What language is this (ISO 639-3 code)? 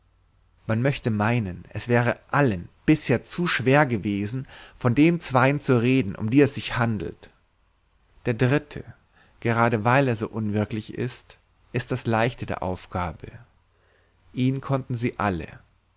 deu